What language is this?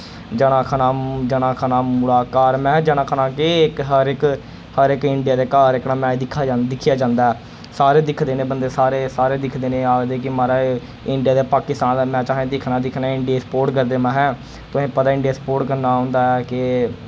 Dogri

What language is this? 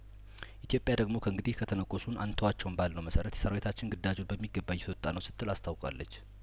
Amharic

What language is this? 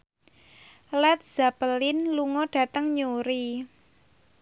Javanese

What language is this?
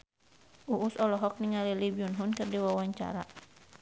Sundanese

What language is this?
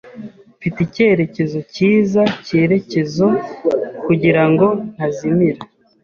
Kinyarwanda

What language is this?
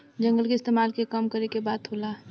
Bhojpuri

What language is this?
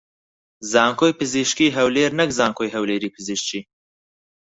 Central Kurdish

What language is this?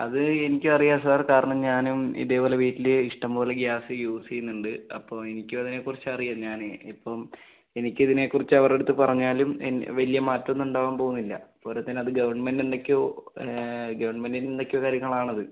Malayalam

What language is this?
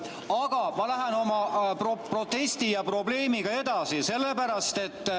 Estonian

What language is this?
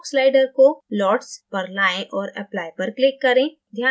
Hindi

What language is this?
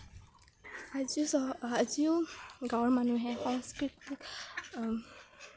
Assamese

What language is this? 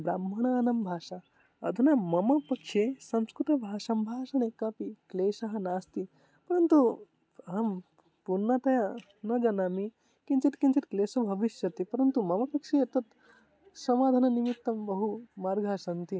Sanskrit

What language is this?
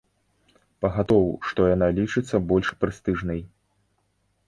Belarusian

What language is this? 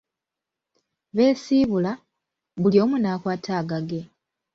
Ganda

